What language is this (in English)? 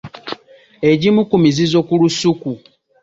Ganda